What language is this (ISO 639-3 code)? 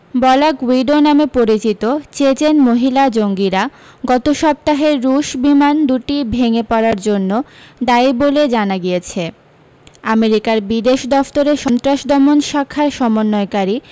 ben